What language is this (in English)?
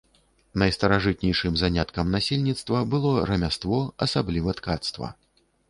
Belarusian